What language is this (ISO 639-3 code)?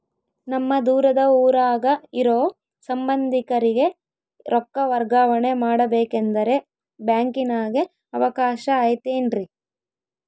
kan